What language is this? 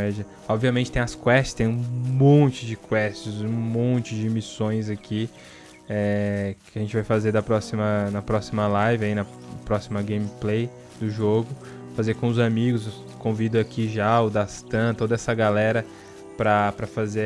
Portuguese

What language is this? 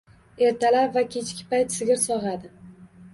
Uzbek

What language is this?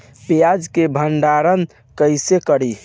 Bhojpuri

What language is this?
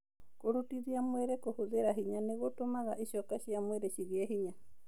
Kikuyu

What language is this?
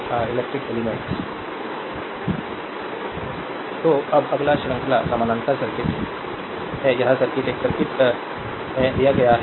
Hindi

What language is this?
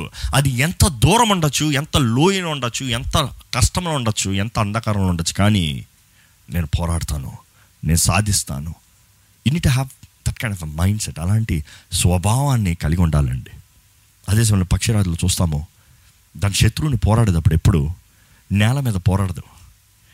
Telugu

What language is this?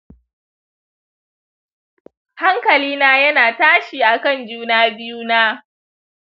Hausa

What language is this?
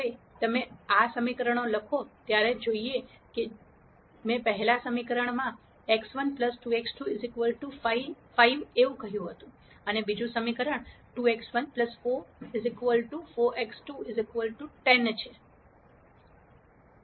Gujarati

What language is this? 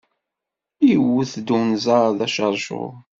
Kabyle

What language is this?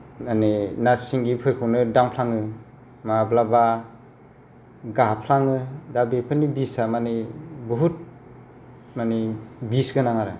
Bodo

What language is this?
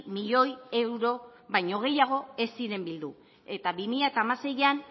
Basque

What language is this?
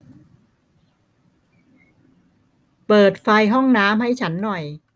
Thai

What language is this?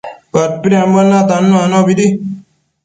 Matsés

